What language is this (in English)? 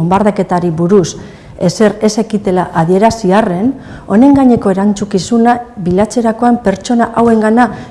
Basque